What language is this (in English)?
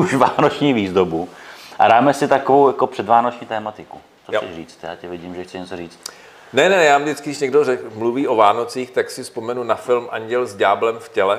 Czech